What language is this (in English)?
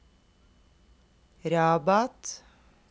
Norwegian